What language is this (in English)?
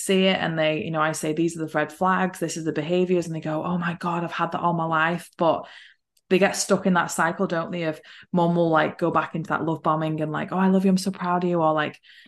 English